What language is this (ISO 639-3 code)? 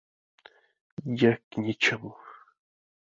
ces